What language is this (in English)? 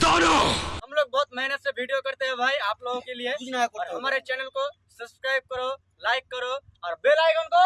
Hindi